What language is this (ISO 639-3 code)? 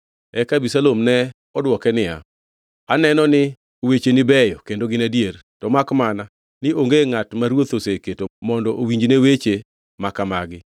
luo